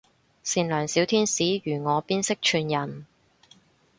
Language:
Cantonese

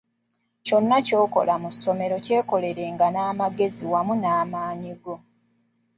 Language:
Ganda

